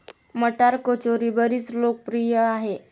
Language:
Marathi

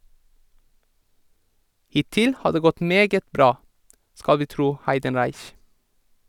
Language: Norwegian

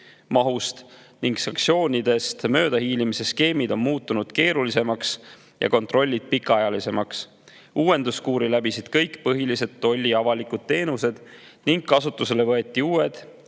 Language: Estonian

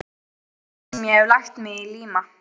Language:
Icelandic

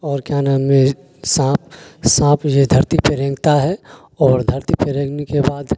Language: Urdu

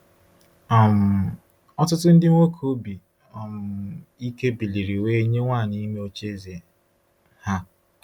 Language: Igbo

